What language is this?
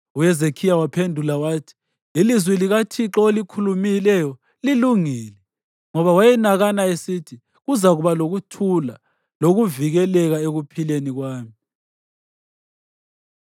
North Ndebele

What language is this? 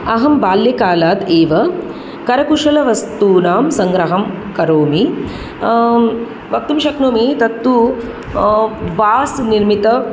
Sanskrit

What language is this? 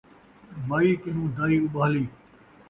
Saraiki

